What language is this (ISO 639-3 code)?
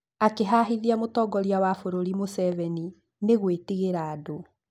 kik